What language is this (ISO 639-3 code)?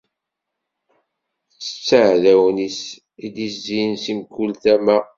kab